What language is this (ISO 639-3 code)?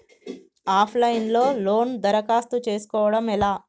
tel